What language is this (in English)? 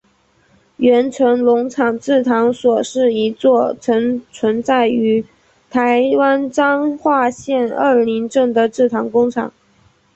Chinese